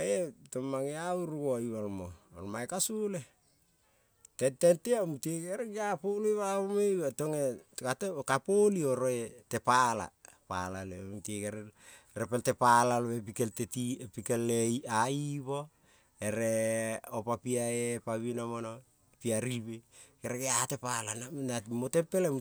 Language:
Kol (Papua New Guinea)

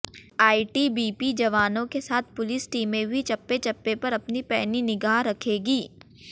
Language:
Hindi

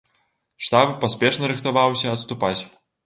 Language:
Belarusian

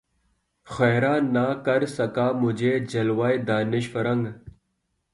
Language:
Urdu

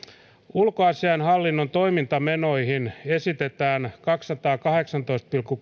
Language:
Finnish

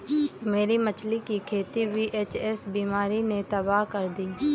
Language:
Hindi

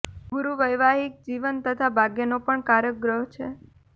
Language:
Gujarati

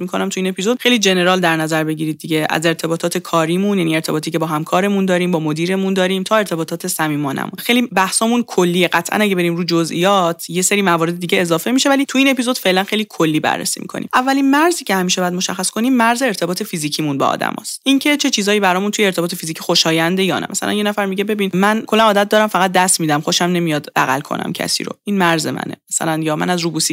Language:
Persian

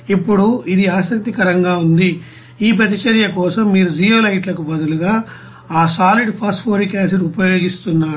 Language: Telugu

